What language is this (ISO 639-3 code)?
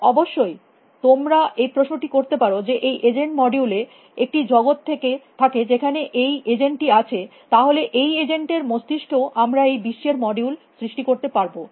ben